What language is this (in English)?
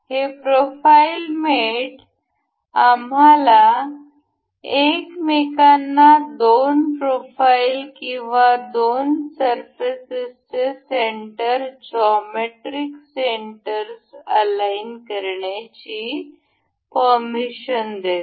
Marathi